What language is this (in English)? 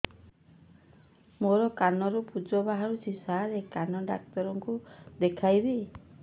Odia